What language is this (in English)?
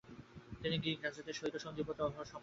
Bangla